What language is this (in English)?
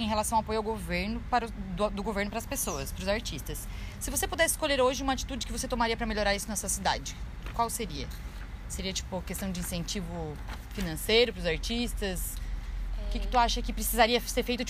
Portuguese